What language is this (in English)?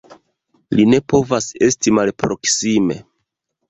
Esperanto